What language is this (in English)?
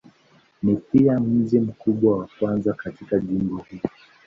Swahili